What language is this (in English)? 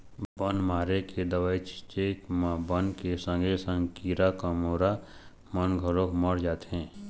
Chhattisgarhi